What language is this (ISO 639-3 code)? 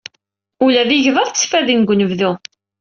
kab